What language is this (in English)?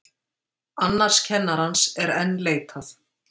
Icelandic